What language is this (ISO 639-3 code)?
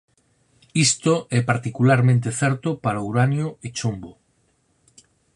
glg